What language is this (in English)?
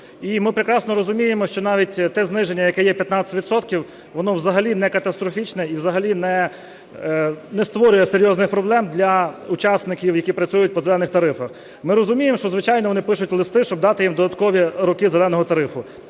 Ukrainian